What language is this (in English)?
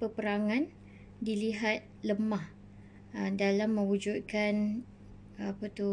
Malay